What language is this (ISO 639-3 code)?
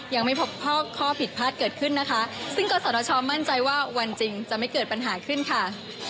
tha